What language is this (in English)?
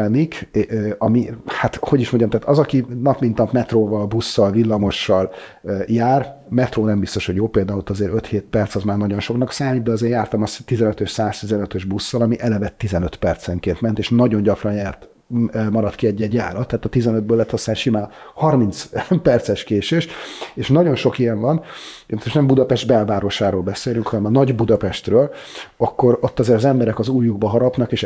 Hungarian